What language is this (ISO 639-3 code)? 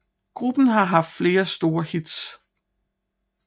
dan